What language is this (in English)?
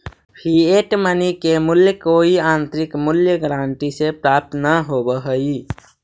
Magahi